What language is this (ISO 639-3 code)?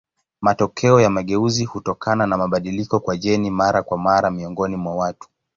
swa